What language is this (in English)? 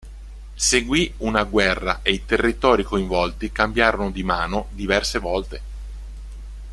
Italian